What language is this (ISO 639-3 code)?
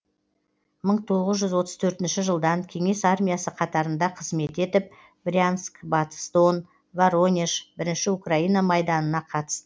kaz